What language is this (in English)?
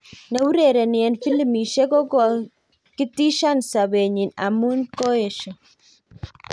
Kalenjin